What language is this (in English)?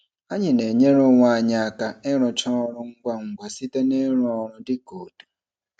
Igbo